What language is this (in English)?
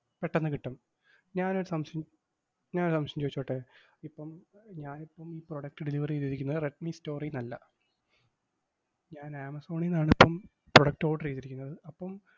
Malayalam